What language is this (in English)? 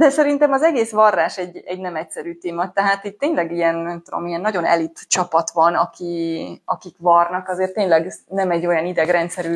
Hungarian